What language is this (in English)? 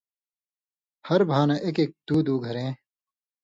Indus Kohistani